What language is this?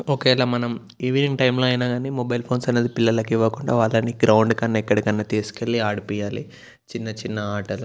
Telugu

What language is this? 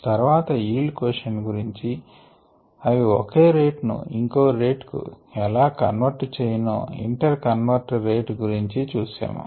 Telugu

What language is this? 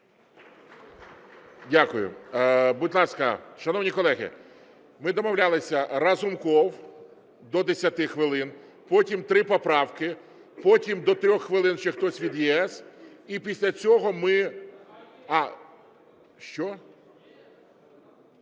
Ukrainian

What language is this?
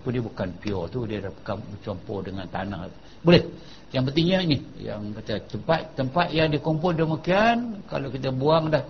Malay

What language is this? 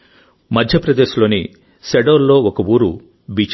Telugu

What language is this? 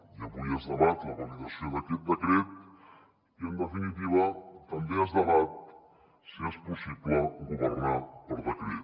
Catalan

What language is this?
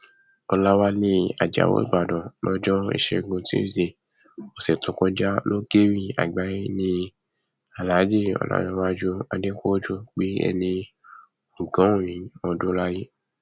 Yoruba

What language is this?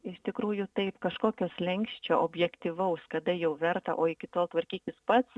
Lithuanian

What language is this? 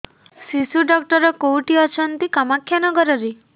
Odia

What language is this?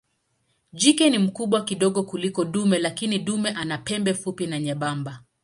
Swahili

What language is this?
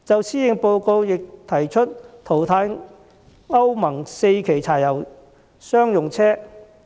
Cantonese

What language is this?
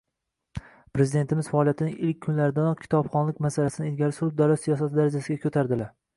Uzbek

